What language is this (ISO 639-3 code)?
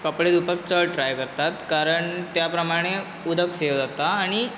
kok